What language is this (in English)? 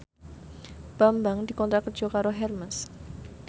Javanese